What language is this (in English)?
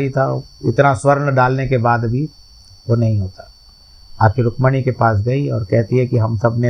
Hindi